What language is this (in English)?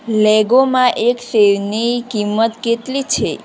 Gujarati